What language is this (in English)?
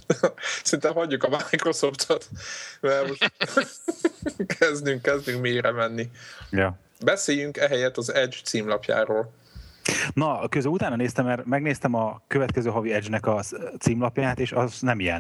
Hungarian